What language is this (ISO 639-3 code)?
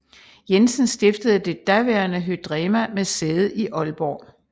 dan